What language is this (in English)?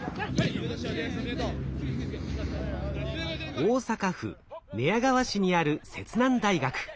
Japanese